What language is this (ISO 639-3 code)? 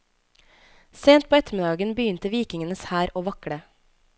nor